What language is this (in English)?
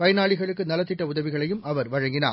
Tamil